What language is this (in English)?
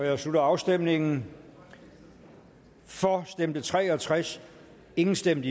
Danish